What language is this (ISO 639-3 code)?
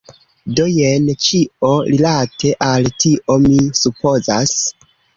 epo